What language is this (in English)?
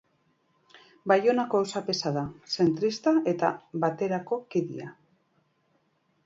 Basque